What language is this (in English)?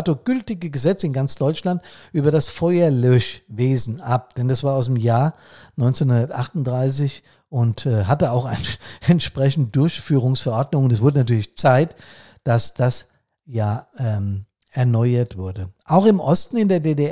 German